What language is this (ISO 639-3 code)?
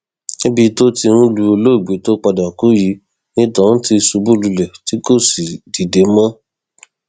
yor